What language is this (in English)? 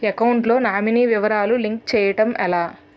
Telugu